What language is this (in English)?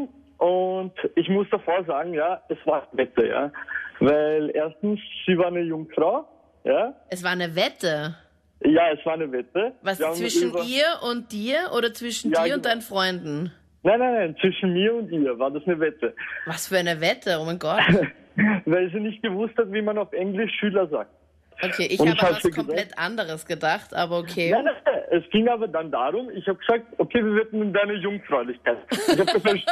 German